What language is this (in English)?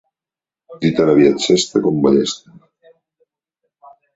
Catalan